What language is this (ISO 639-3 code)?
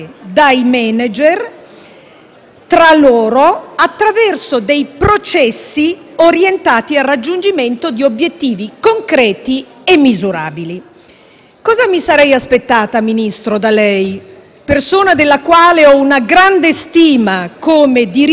ita